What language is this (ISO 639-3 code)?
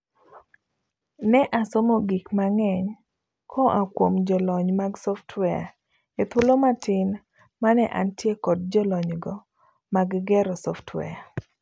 luo